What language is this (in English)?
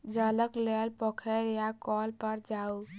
Maithili